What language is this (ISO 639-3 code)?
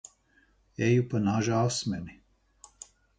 lav